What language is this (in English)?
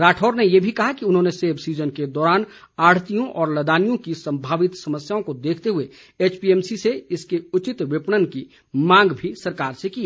Hindi